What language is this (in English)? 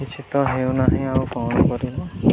Odia